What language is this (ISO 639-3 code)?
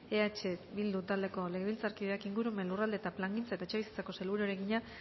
eus